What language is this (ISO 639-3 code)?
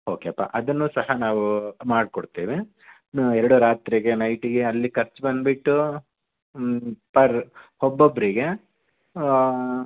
kan